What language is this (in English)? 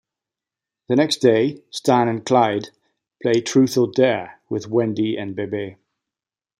English